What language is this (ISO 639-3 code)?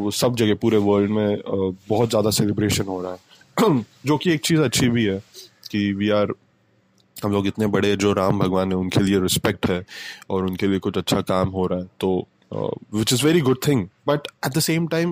hin